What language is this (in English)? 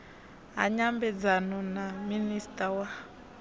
Venda